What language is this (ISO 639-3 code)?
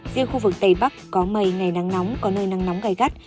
vie